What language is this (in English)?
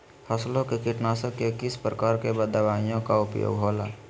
Magahi